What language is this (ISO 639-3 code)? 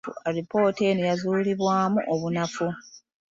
lug